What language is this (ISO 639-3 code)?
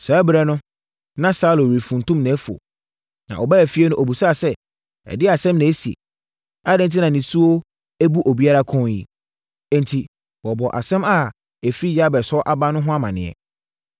aka